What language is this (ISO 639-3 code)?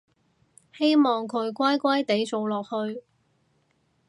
yue